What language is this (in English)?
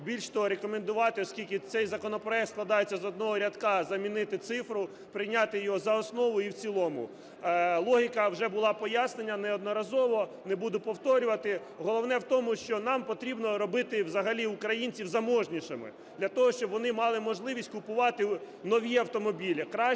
Ukrainian